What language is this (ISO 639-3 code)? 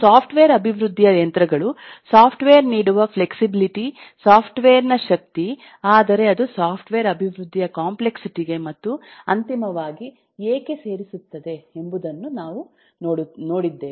kan